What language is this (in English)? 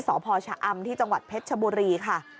Thai